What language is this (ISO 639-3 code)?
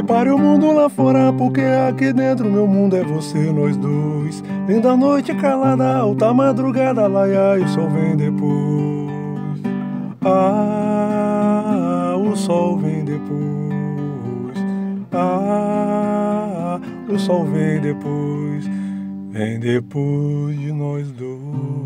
por